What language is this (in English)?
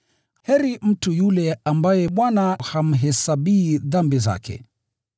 Swahili